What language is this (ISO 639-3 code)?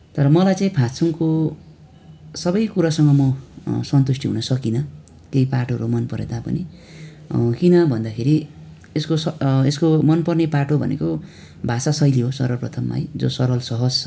nep